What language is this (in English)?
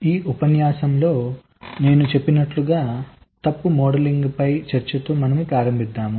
Telugu